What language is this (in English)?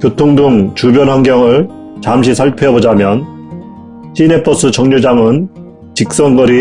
Korean